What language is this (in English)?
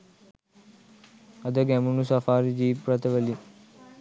Sinhala